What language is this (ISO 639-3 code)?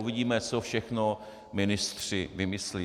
ces